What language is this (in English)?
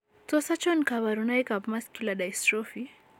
Kalenjin